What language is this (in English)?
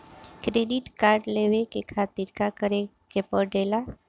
Bhojpuri